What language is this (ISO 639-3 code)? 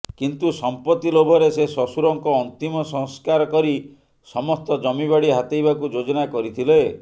ori